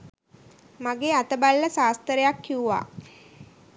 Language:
Sinhala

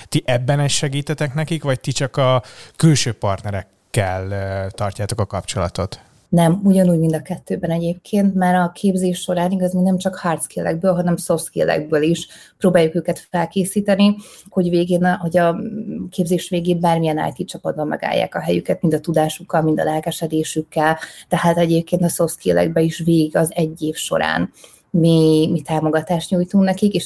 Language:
Hungarian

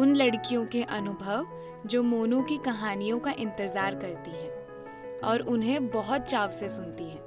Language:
Hindi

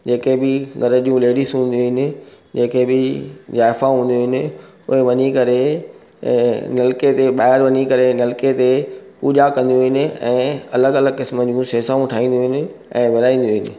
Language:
Sindhi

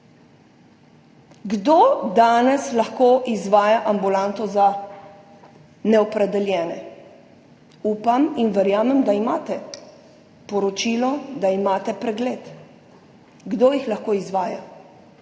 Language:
Slovenian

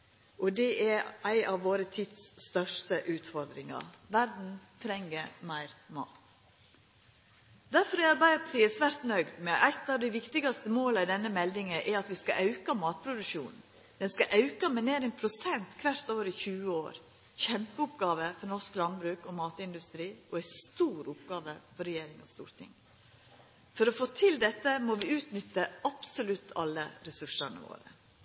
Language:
Norwegian Nynorsk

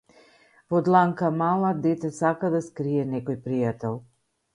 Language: Macedonian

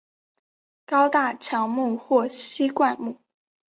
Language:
Chinese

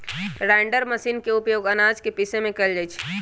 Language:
Magahi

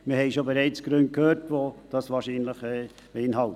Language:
Swiss German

